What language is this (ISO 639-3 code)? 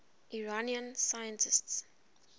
eng